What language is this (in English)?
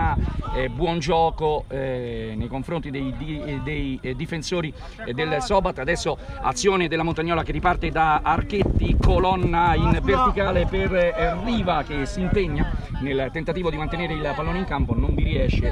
Italian